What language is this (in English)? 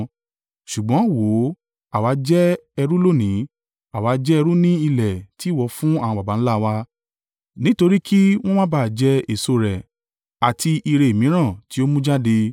Yoruba